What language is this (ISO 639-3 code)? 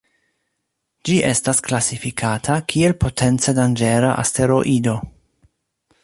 epo